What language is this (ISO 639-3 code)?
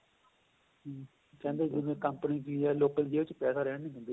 pan